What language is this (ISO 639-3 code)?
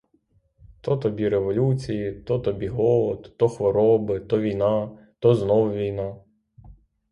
ukr